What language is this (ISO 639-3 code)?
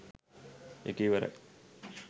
sin